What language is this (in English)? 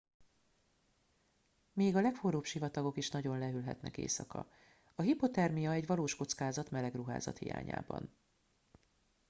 Hungarian